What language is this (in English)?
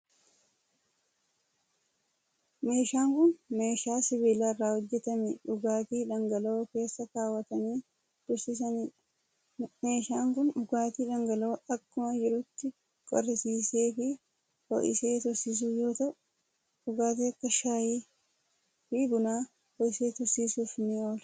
Oromo